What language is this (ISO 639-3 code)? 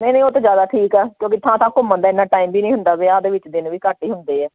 pan